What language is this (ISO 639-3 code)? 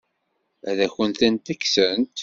kab